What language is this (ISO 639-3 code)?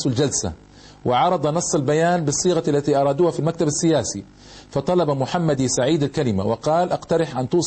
ara